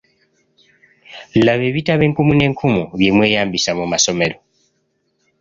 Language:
Ganda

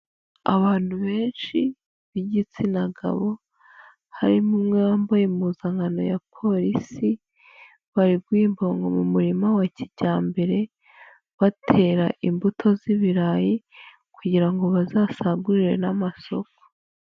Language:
Kinyarwanda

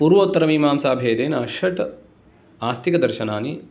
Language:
Sanskrit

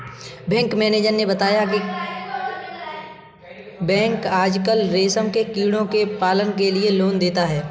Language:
Hindi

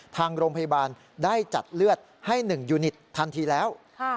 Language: Thai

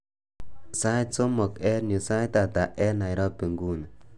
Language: Kalenjin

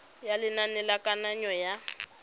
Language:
Tswana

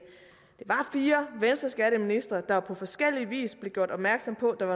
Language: Danish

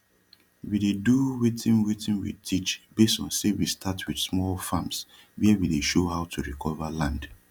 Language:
Nigerian Pidgin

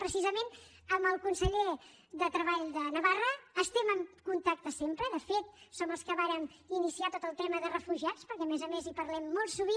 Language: Catalan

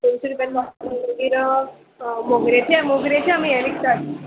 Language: Konkani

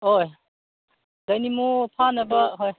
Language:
Manipuri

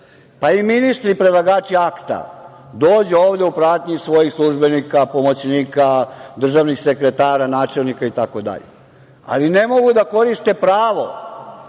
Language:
Serbian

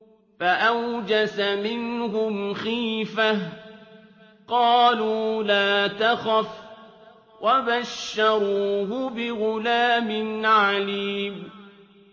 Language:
Arabic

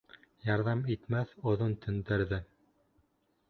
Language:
Bashkir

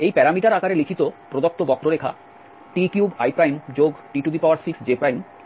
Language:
Bangla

